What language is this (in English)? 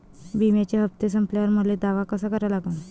Marathi